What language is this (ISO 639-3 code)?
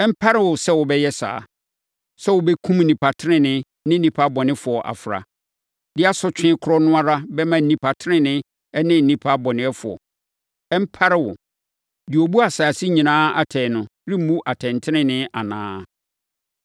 aka